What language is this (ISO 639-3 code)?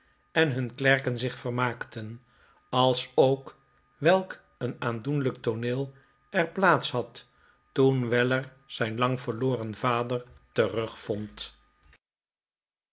nld